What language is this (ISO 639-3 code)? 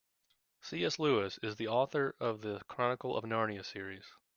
eng